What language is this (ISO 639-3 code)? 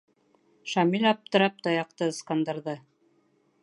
bak